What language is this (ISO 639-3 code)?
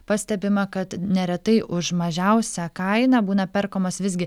lit